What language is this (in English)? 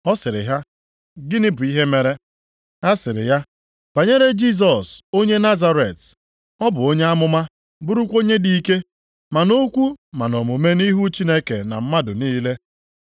Igbo